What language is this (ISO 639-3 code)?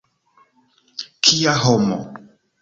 epo